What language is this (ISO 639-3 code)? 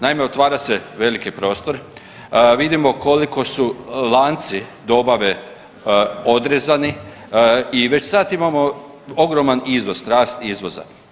hrv